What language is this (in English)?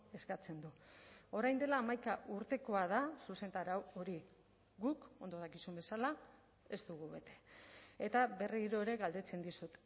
Basque